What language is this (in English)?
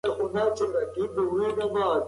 Pashto